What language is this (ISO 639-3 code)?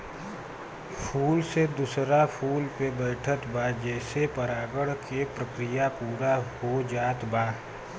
bho